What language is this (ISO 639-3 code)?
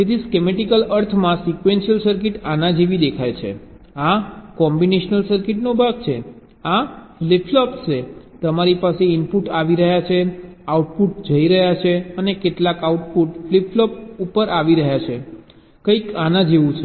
guj